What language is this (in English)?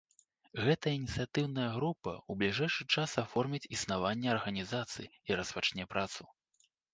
Belarusian